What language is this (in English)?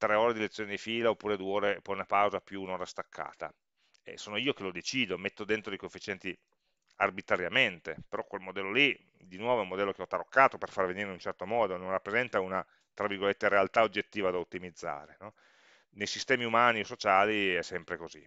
Italian